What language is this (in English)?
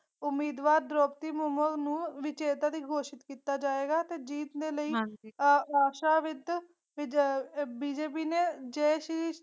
Punjabi